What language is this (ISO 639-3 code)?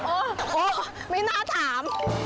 tha